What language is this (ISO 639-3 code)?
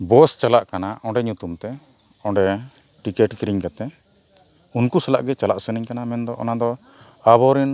sat